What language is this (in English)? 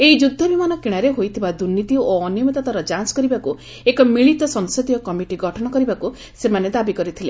Odia